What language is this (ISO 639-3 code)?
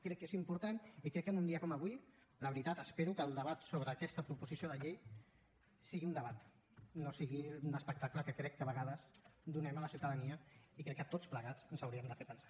cat